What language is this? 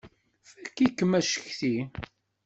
Kabyle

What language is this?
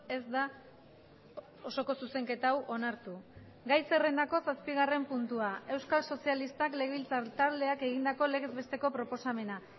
Basque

